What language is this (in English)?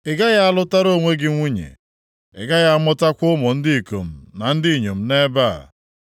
Igbo